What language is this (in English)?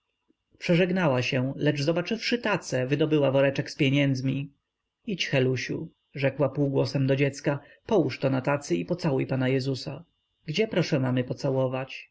Polish